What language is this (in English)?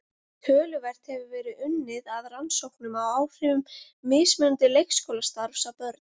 Icelandic